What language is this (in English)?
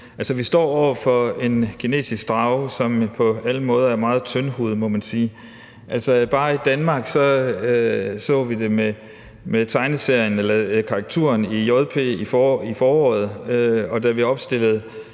Danish